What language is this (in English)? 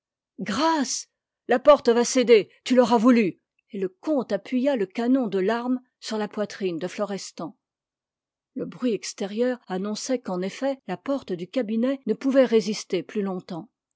French